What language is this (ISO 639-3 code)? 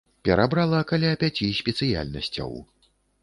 bel